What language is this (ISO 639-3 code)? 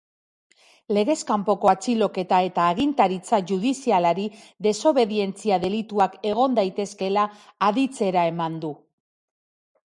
eus